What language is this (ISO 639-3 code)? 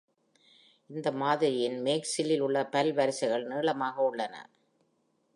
tam